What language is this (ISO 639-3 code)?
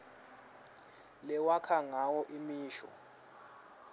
ssw